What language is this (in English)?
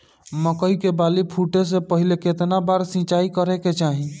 Bhojpuri